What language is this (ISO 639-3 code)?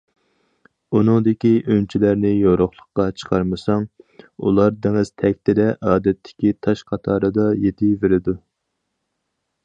uig